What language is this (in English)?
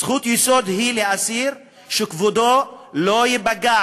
Hebrew